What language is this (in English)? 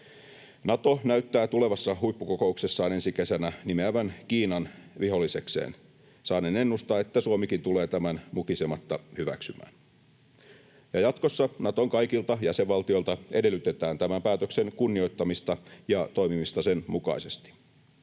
Finnish